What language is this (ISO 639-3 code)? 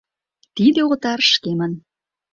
chm